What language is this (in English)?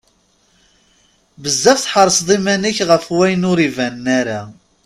Kabyle